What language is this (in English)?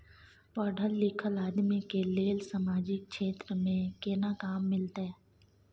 Maithili